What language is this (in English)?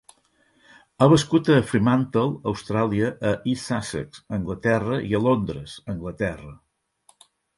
Catalan